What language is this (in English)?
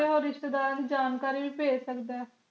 Punjabi